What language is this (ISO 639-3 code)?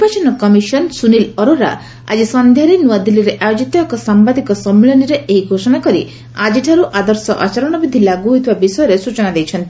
ori